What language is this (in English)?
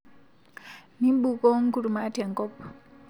Masai